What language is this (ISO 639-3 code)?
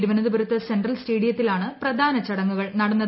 mal